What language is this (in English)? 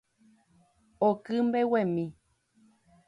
Guarani